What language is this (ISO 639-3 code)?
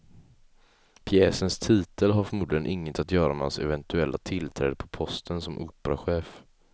swe